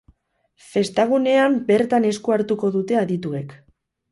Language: Basque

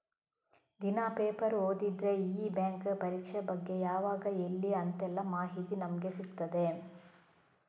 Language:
Kannada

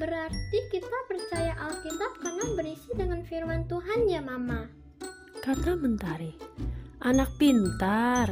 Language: Indonesian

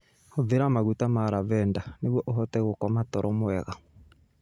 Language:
Kikuyu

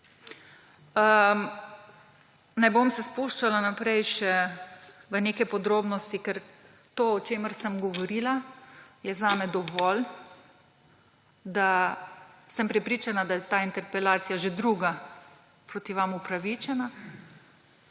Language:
Slovenian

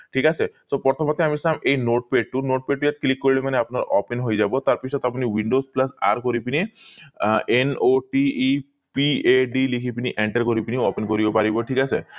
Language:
Assamese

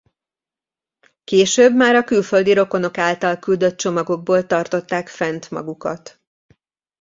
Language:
Hungarian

